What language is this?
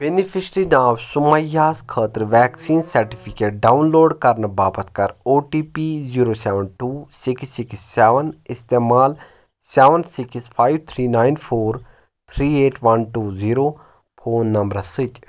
Kashmiri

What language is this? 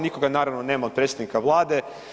Croatian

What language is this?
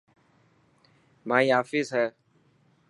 Dhatki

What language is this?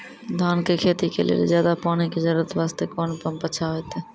Maithili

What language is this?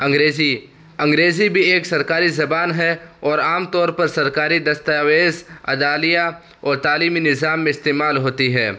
Urdu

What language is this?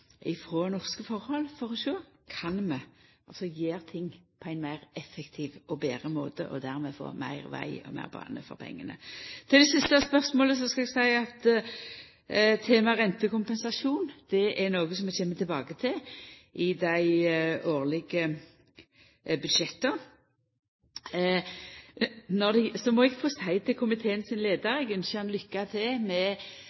Norwegian Nynorsk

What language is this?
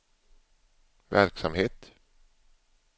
Swedish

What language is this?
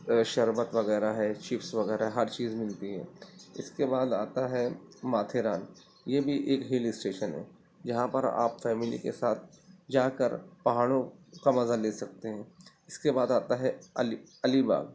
Urdu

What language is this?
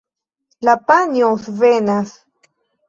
Esperanto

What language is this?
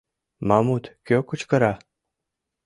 Mari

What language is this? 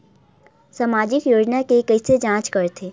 Chhattisgarhi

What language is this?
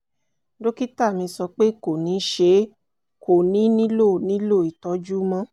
Yoruba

